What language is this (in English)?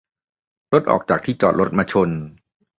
Thai